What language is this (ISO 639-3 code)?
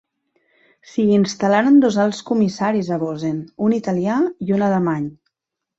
cat